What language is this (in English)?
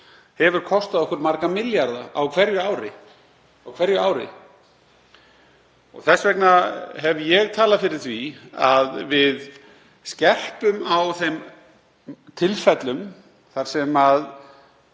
Icelandic